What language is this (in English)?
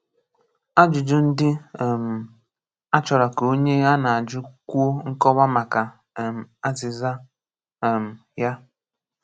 Igbo